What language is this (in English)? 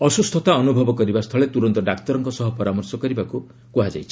Odia